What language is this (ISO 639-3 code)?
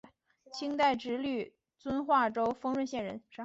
zho